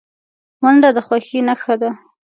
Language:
Pashto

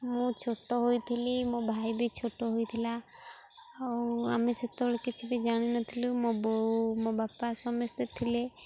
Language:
Odia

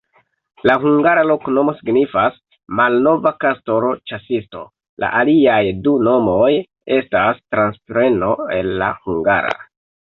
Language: Esperanto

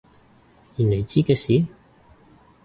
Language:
Cantonese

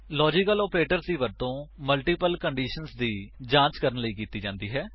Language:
Punjabi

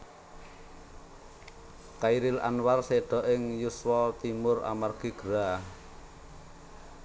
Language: Javanese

